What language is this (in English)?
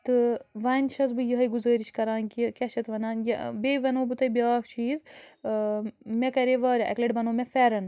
Kashmiri